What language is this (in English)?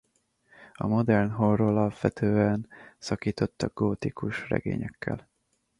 Hungarian